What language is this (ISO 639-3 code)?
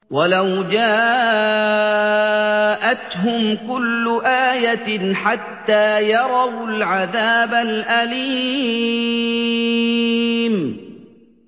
ara